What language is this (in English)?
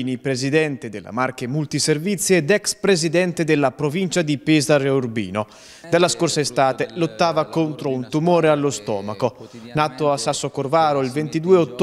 Italian